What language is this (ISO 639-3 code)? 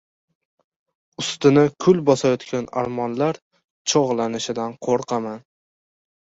uzb